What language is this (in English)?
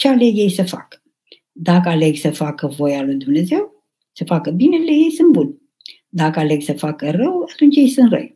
Romanian